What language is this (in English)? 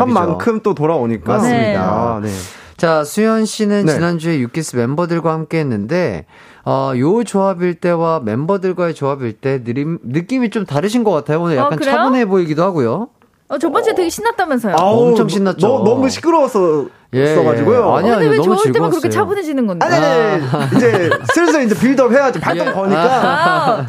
Korean